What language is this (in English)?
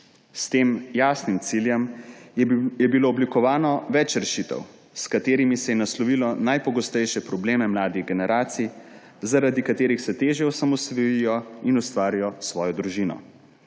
Slovenian